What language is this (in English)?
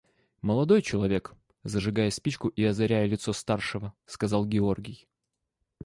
Russian